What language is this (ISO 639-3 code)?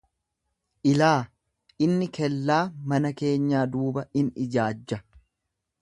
orm